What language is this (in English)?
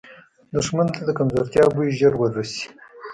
Pashto